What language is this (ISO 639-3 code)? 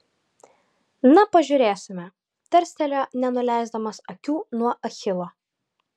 lit